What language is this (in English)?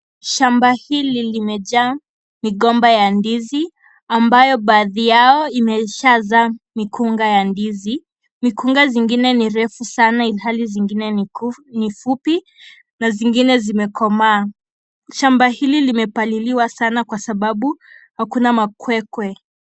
Swahili